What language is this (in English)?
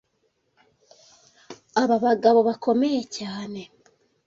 Kinyarwanda